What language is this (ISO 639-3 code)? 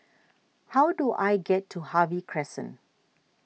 eng